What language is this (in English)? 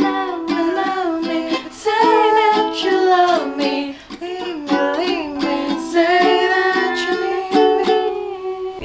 Indonesian